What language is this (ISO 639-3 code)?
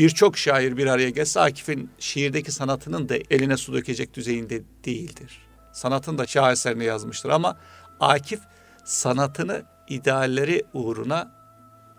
tur